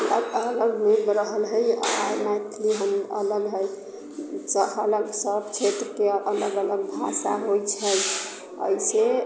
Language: Maithili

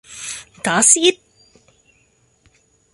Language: Cantonese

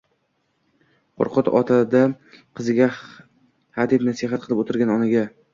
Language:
Uzbek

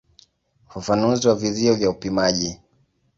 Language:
Swahili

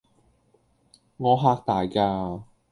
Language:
Cantonese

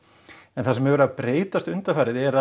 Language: Icelandic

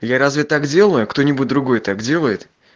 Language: Russian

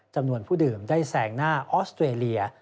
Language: Thai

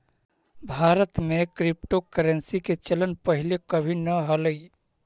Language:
Magahi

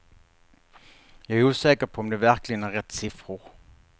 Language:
Swedish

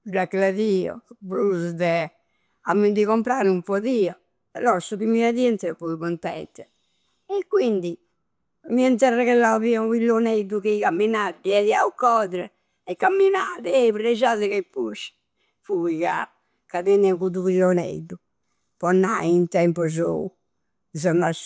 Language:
Campidanese Sardinian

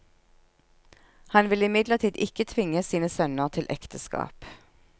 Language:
Norwegian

